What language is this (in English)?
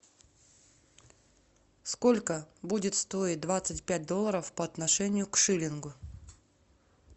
Russian